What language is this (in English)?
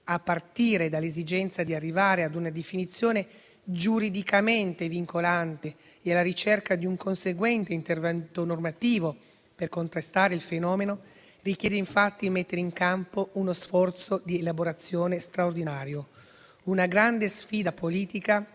Italian